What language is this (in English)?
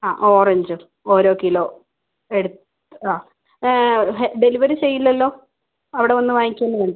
Malayalam